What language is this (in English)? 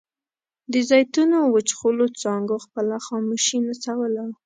Pashto